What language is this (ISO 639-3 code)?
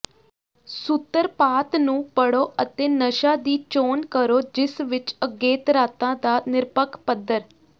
pan